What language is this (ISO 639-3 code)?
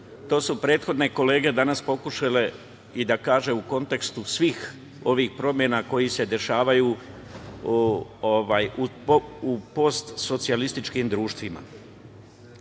srp